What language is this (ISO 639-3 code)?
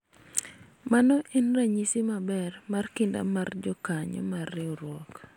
luo